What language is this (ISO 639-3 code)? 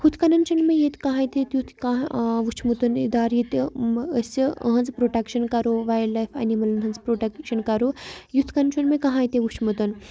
kas